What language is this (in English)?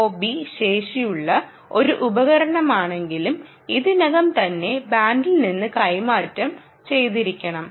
Malayalam